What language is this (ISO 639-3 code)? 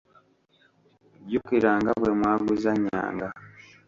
lug